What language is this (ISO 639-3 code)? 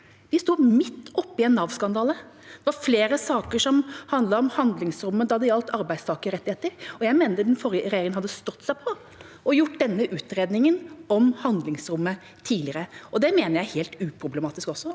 nor